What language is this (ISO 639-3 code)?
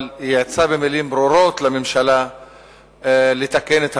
heb